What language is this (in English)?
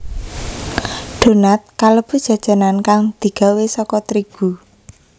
Javanese